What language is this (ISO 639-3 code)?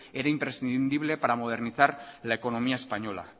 spa